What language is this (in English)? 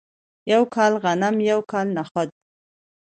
Pashto